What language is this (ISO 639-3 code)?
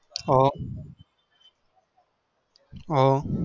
guj